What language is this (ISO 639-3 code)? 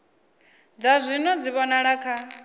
ven